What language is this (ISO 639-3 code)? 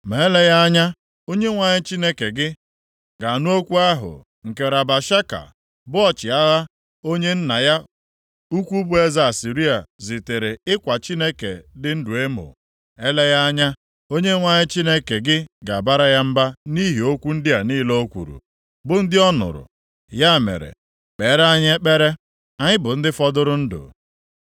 ibo